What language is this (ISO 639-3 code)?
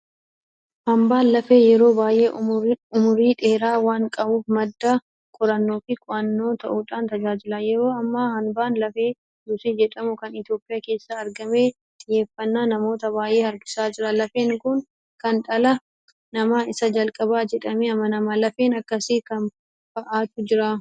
orm